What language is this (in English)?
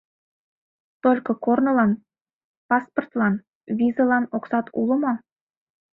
Mari